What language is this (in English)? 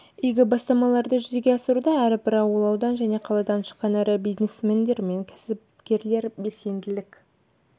Kazakh